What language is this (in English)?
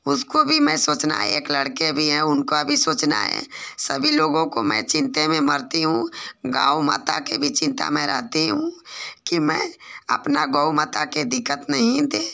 Hindi